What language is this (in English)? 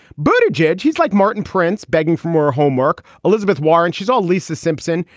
English